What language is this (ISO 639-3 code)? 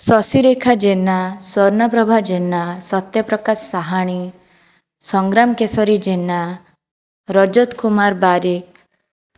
ori